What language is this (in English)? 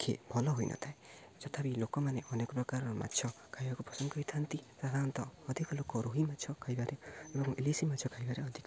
Odia